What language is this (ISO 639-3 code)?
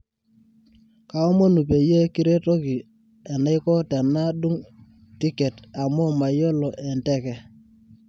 mas